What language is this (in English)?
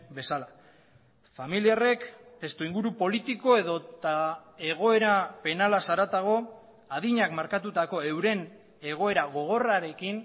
Basque